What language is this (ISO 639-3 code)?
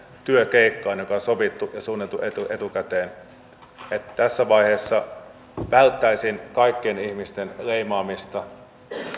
fin